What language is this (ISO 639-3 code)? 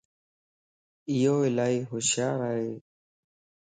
lss